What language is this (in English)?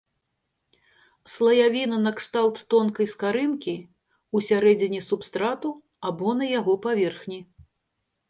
Belarusian